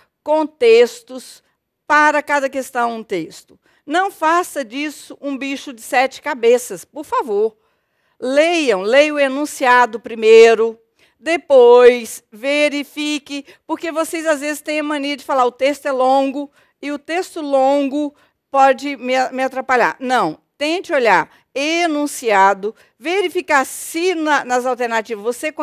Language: Portuguese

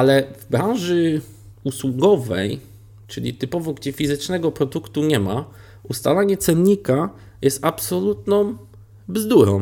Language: Polish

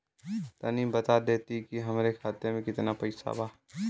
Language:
Bhojpuri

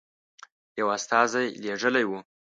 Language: Pashto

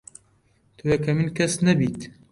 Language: Central Kurdish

